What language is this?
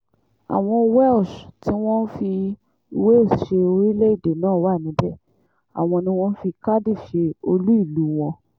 Yoruba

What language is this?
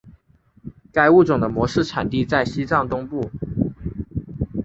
Chinese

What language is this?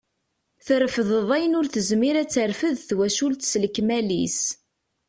Kabyle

